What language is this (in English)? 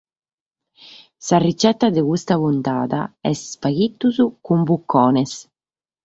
Sardinian